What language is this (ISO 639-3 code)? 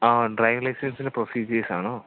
mal